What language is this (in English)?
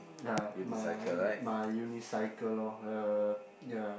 English